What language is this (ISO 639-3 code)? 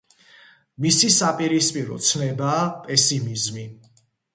kat